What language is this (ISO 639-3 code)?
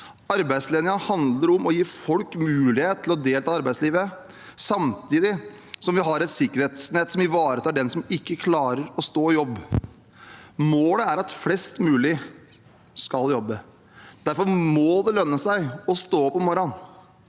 nor